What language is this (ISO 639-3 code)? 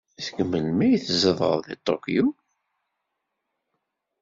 kab